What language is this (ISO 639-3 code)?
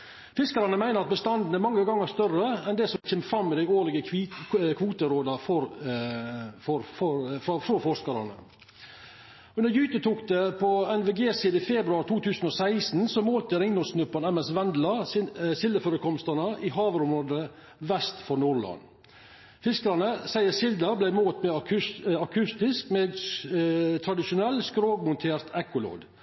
nno